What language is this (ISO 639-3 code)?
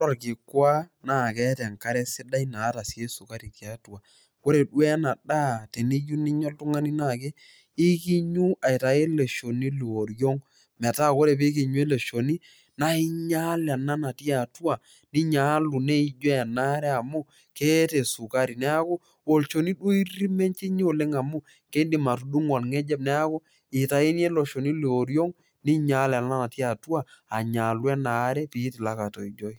mas